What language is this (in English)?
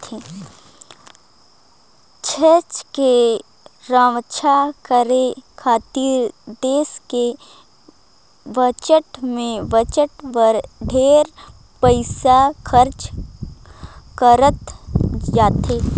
Chhattisgarhi